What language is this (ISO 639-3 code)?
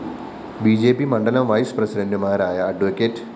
mal